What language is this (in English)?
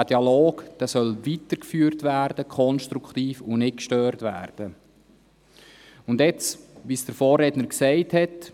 Swiss German